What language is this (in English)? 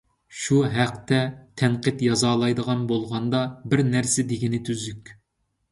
Uyghur